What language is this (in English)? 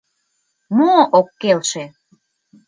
Mari